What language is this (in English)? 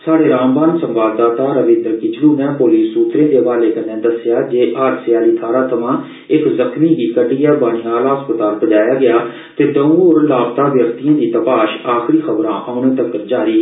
Dogri